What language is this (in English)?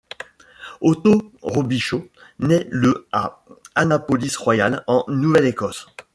French